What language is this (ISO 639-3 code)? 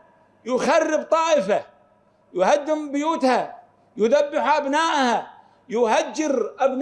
ara